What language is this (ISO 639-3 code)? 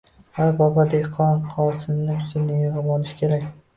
uzb